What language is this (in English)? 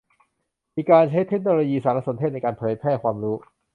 Thai